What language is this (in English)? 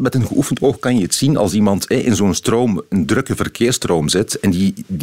Dutch